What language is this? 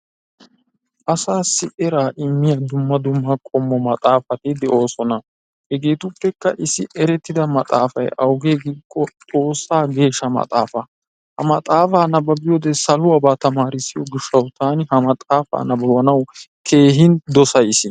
Wolaytta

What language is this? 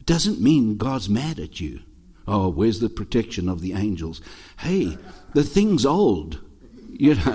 English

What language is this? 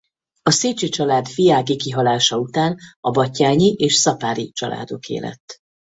Hungarian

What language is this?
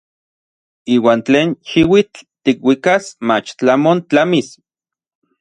Orizaba Nahuatl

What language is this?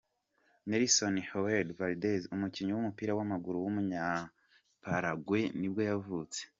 Kinyarwanda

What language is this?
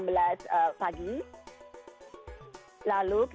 Indonesian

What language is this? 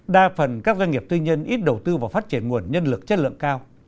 Vietnamese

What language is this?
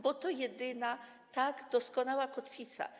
Polish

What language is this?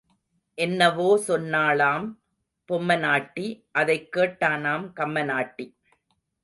Tamil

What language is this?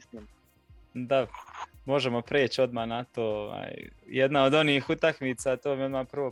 Croatian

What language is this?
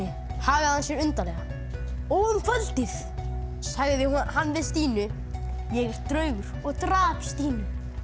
Icelandic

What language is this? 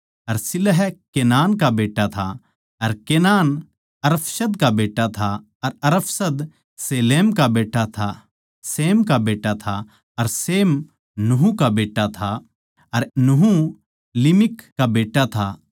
Haryanvi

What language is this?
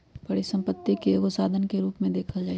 Magahi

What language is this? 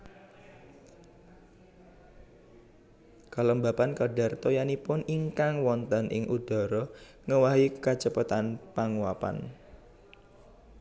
Javanese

